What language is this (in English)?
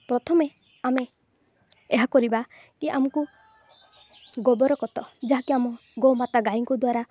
Odia